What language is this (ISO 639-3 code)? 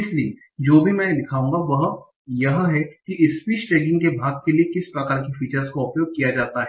hin